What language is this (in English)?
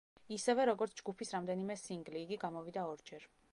Georgian